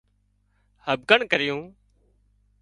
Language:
Wadiyara Koli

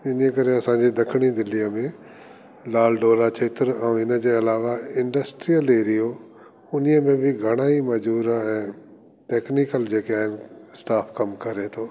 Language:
Sindhi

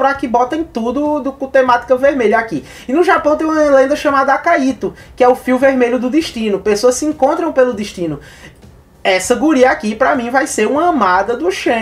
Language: Portuguese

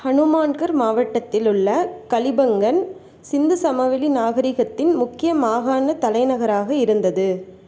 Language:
Tamil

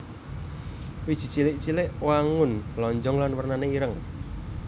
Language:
Javanese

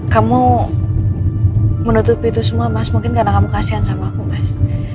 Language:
Indonesian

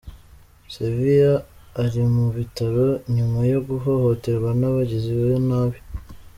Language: Kinyarwanda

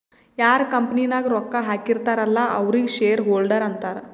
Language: Kannada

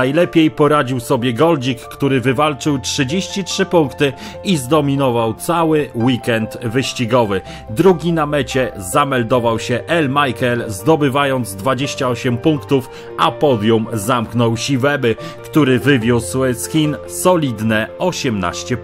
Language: Polish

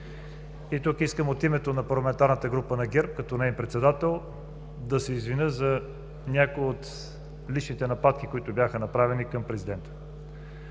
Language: Bulgarian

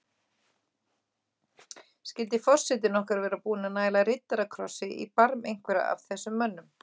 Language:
Icelandic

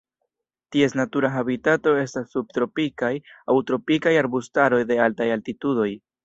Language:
Esperanto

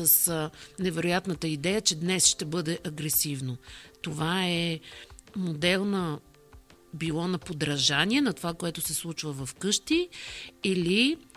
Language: Bulgarian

